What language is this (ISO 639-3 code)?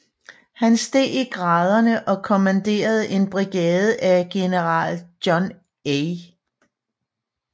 dan